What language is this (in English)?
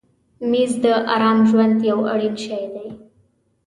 Pashto